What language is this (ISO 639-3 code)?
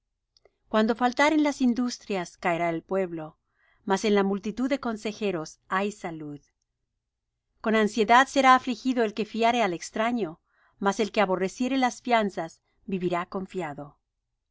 spa